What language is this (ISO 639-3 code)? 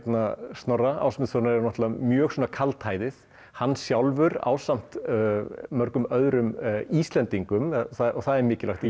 isl